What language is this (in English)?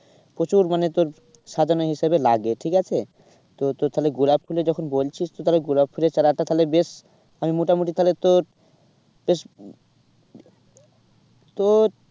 Bangla